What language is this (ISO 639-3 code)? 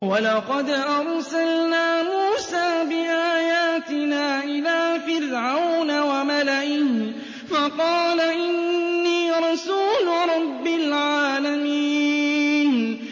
ara